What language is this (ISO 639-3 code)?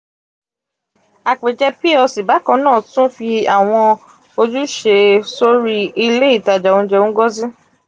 yor